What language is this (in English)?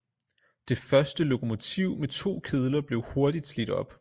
Danish